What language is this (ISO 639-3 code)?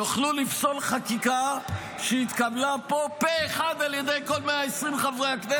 heb